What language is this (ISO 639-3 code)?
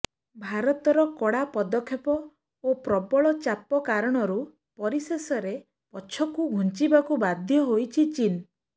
ori